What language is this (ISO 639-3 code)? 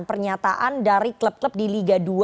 ind